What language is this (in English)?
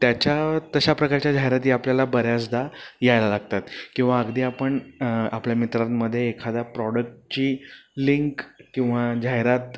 Marathi